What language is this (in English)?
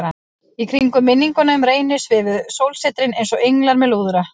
Icelandic